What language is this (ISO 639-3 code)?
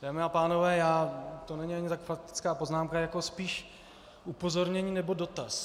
ces